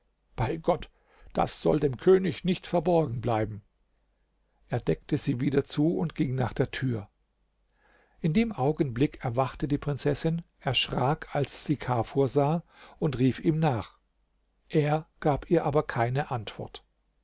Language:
German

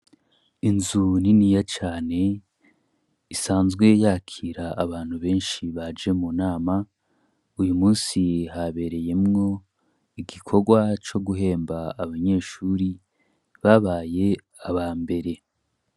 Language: Rundi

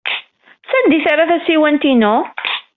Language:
Kabyle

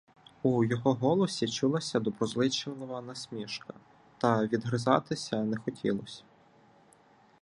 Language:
Ukrainian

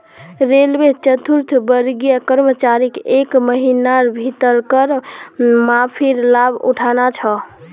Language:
Magahi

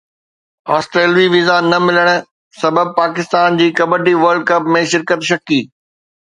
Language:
Sindhi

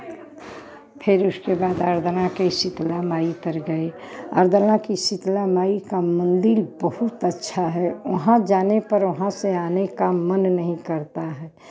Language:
Hindi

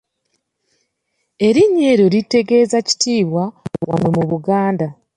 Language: Ganda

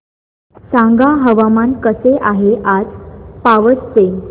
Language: Marathi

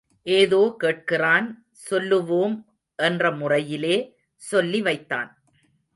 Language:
Tamil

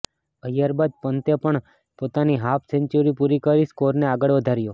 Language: Gujarati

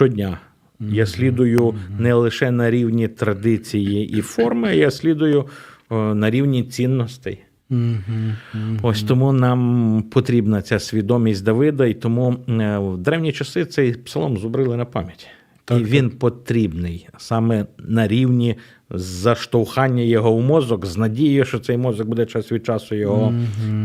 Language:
Ukrainian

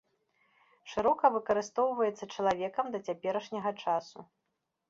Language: Belarusian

